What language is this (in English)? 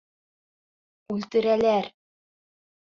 Bashkir